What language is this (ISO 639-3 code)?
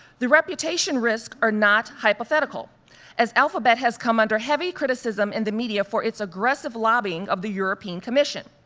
eng